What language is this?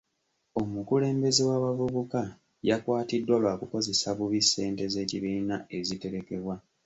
Ganda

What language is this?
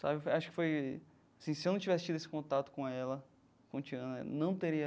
Portuguese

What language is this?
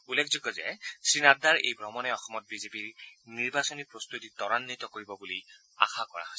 Assamese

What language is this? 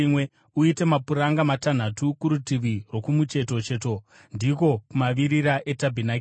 Shona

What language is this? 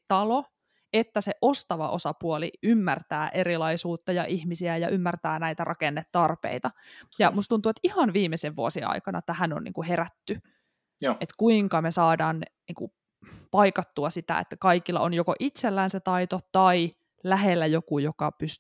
Finnish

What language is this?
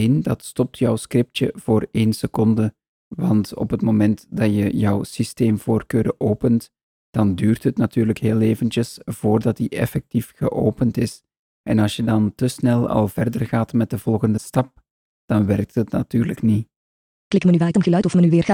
Dutch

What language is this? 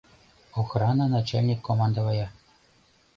Mari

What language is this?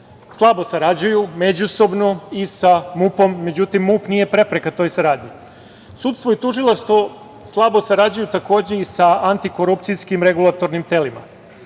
Serbian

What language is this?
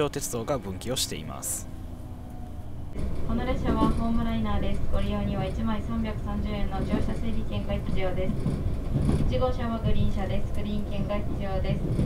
Japanese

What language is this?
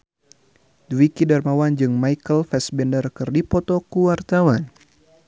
Sundanese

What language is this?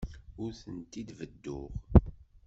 Kabyle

